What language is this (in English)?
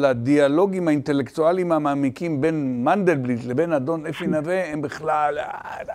Hebrew